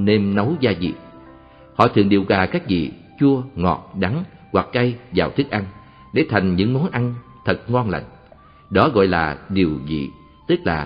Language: Vietnamese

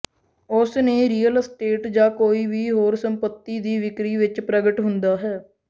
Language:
Punjabi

